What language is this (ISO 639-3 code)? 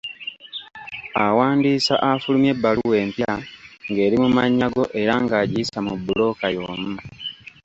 lug